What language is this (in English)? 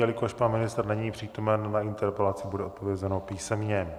Czech